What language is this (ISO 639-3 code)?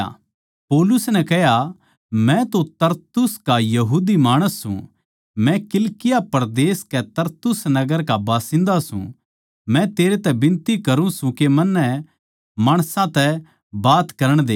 bgc